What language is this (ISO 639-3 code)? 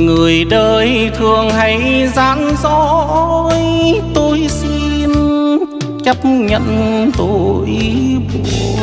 vie